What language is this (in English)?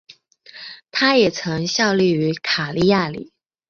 Chinese